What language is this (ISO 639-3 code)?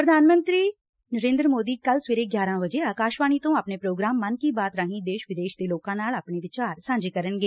pan